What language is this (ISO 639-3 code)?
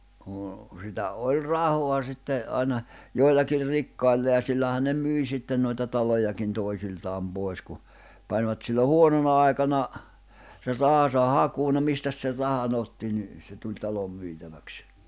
fin